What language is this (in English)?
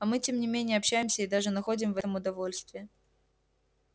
Russian